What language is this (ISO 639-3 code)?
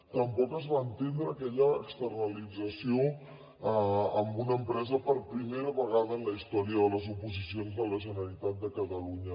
cat